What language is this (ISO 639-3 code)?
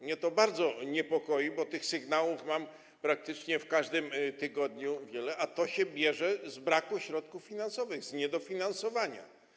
pol